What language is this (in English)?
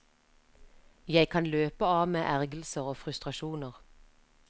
Norwegian